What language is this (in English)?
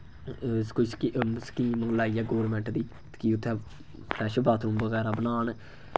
Dogri